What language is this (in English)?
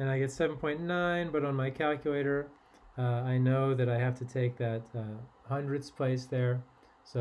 English